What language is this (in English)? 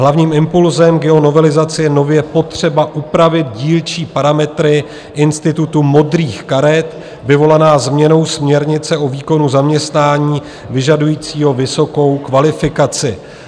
Czech